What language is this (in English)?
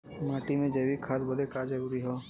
Bhojpuri